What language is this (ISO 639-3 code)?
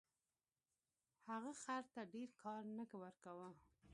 pus